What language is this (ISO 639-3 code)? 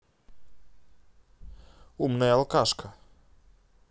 rus